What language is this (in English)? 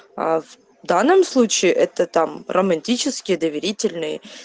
Russian